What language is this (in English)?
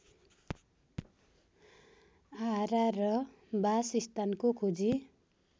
Nepali